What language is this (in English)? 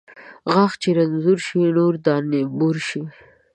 Pashto